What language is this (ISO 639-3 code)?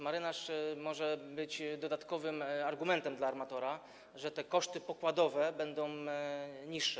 pol